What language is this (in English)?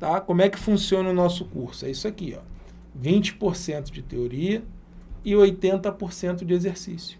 Portuguese